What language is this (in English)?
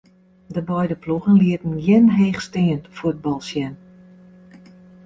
Western Frisian